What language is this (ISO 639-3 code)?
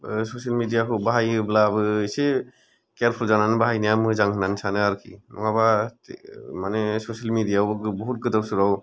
brx